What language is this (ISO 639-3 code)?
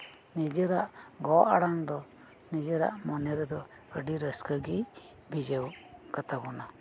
sat